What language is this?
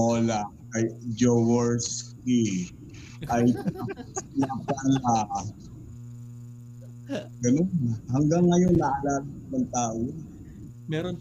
Filipino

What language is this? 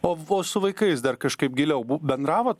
Lithuanian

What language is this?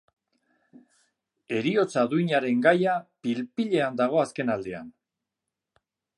Basque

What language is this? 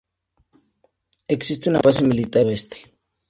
Spanish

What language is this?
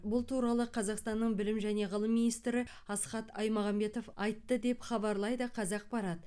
Kazakh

